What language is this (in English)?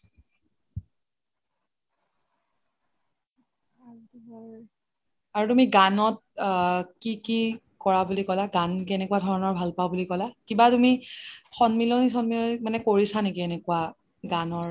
Assamese